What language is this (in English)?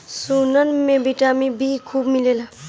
Bhojpuri